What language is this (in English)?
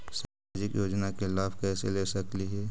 Magahi